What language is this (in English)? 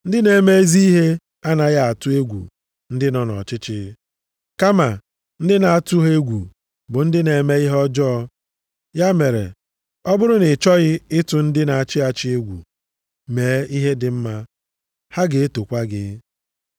Igbo